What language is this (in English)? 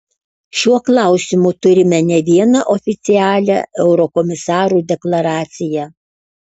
Lithuanian